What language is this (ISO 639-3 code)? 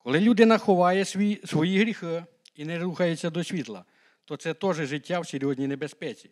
ukr